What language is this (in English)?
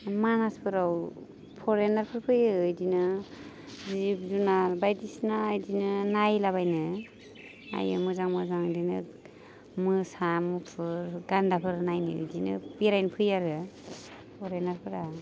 Bodo